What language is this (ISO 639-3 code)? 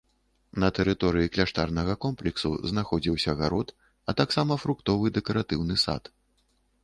bel